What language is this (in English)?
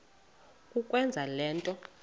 Xhosa